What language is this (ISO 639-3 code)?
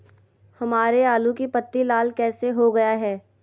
mag